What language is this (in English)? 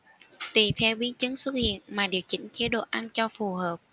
Vietnamese